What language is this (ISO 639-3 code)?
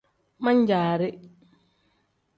kdh